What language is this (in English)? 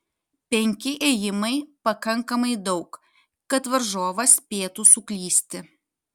Lithuanian